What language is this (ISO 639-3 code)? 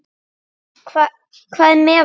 isl